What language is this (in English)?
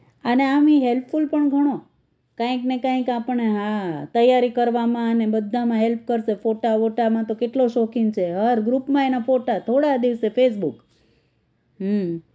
Gujarati